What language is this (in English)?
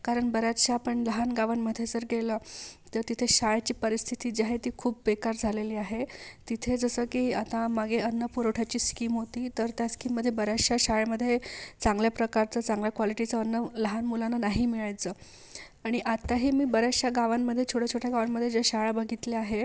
Marathi